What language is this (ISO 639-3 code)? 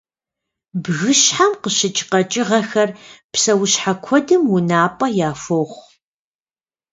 kbd